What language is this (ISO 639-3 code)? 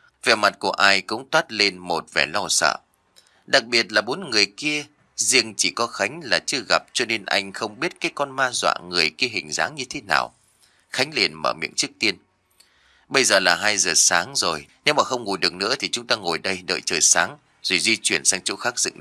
vie